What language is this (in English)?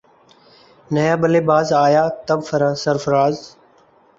Urdu